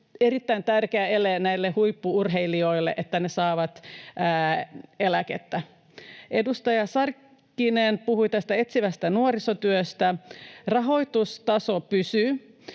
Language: Finnish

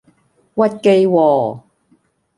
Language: Cantonese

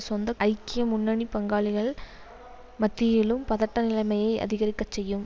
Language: Tamil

